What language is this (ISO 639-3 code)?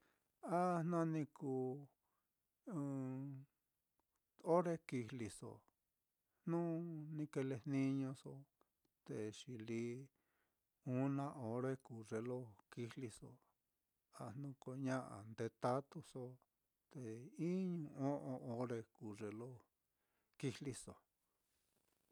vmm